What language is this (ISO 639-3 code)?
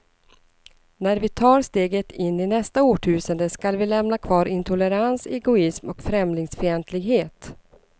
swe